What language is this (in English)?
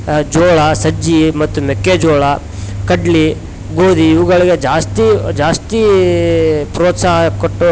Kannada